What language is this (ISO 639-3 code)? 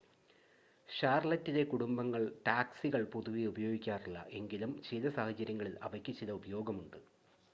mal